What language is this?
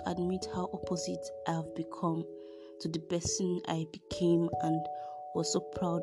English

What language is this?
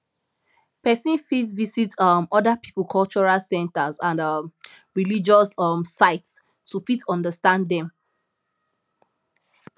Nigerian Pidgin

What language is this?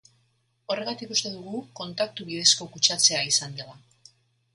Basque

